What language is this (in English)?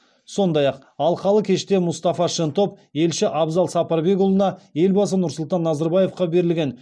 Kazakh